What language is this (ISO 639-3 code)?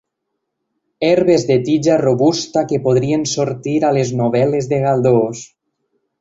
cat